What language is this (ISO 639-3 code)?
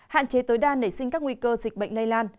vie